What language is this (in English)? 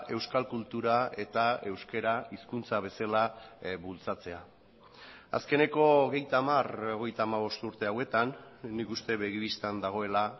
Basque